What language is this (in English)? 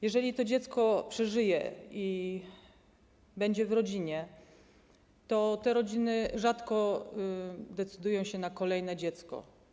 Polish